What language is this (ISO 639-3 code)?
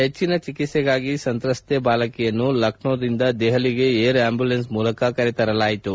kan